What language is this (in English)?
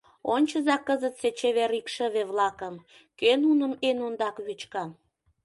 Mari